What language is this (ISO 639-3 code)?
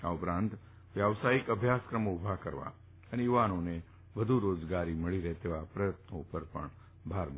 guj